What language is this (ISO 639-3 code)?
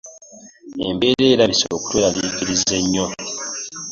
lug